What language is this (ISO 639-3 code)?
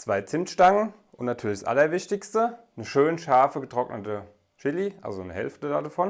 deu